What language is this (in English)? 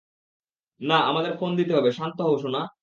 Bangla